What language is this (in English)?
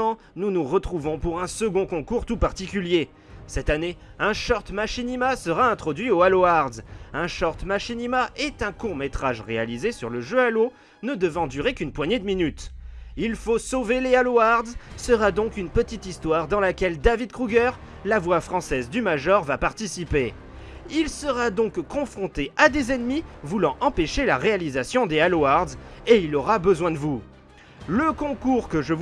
French